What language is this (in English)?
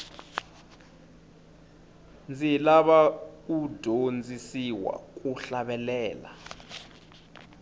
Tsonga